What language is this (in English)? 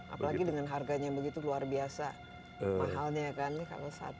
Indonesian